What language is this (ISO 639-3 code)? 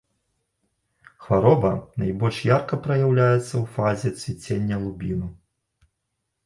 bel